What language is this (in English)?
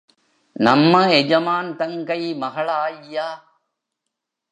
Tamil